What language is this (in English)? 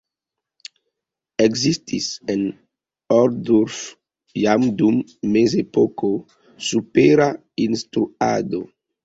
Esperanto